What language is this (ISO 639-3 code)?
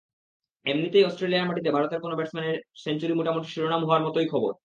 ben